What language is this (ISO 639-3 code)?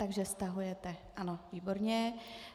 ces